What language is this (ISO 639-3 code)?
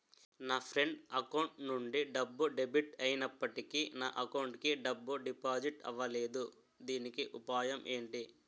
tel